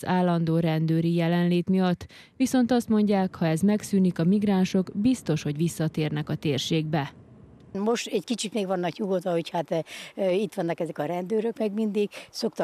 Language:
Hungarian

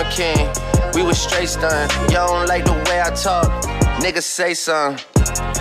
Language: Romanian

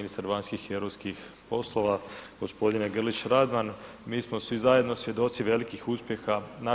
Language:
Croatian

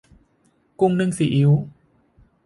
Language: Thai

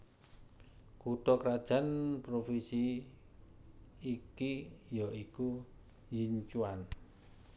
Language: Javanese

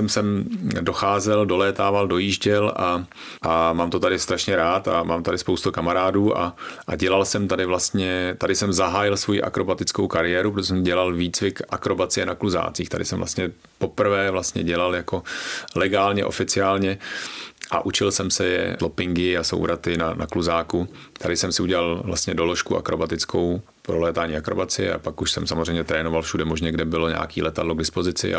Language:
Czech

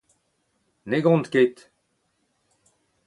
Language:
Breton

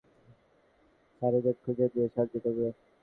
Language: Bangla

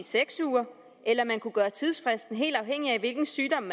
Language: Danish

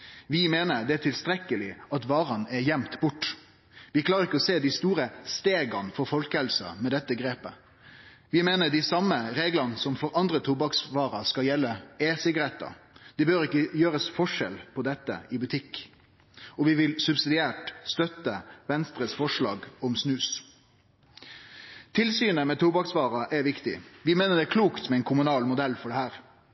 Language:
Norwegian Nynorsk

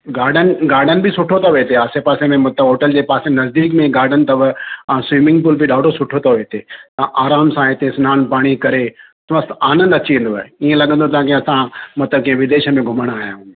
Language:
Sindhi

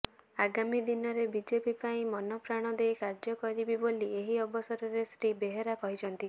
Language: Odia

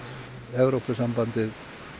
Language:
Icelandic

